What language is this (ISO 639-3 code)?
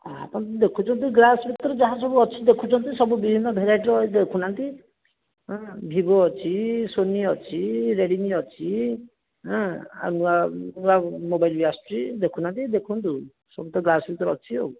ori